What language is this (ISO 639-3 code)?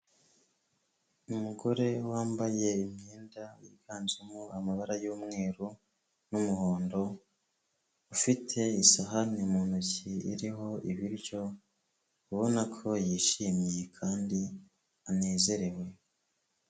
kin